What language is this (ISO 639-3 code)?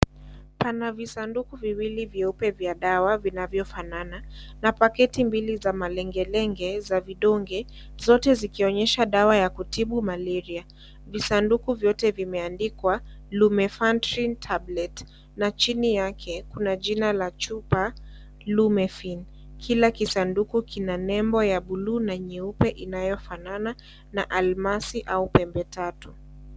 swa